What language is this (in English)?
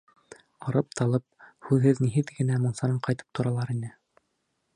Bashkir